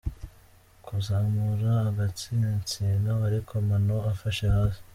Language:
Kinyarwanda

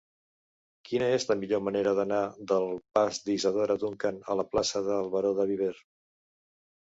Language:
Catalan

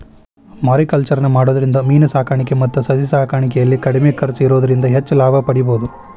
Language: Kannada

